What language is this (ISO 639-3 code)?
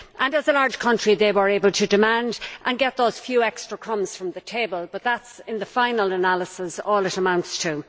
eng